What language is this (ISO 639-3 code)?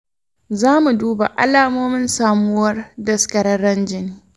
hau